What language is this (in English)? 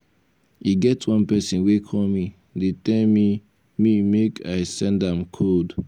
Nigerian Pidgin